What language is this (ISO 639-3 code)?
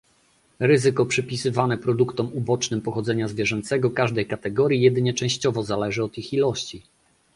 pol